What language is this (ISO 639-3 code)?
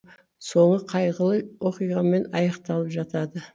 kaz